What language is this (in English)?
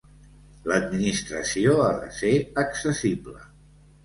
Catalan